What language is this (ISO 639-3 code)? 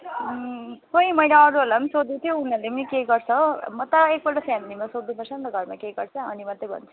nep